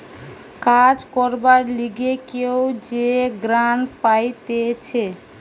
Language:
Bangla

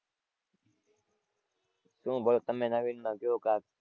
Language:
Gujarati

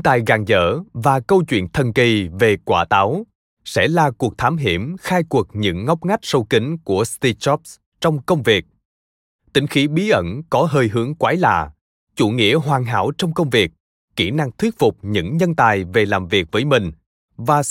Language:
Vietnamese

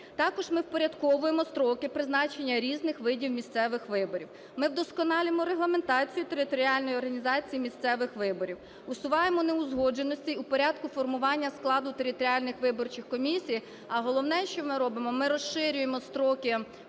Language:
Ukrainian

